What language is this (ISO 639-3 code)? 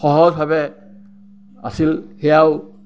asm